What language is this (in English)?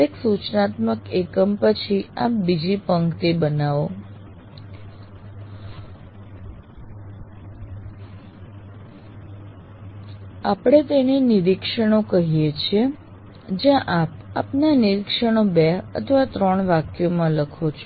Gujarati